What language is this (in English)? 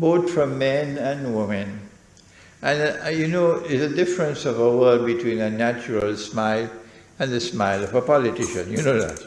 English